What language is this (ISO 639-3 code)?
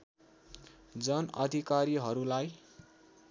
nep